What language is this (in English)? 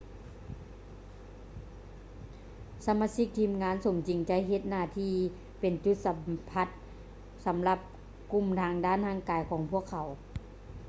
Lao